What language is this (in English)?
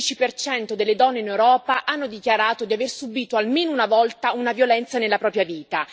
Italian